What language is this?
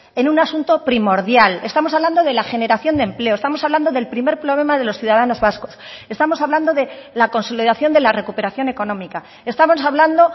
Spanish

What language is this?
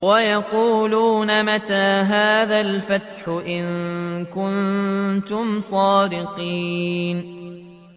Arabic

